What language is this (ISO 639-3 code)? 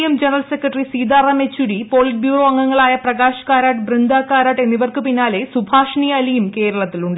mal